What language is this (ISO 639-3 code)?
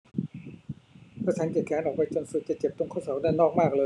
tha